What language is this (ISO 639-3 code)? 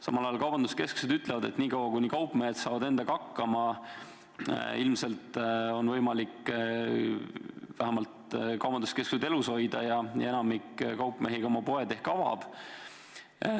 est